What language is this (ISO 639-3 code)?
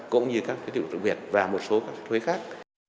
vie